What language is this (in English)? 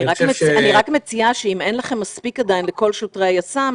Hebrew